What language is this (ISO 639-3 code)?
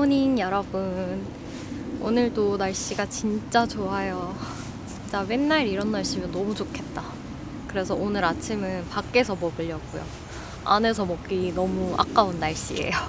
kor